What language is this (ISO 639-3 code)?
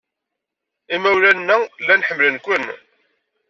kab